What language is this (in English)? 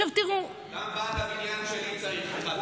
Hebrew